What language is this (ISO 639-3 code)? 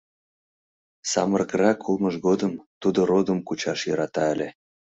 chm